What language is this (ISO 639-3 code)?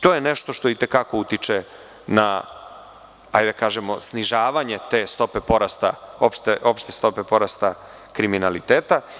srp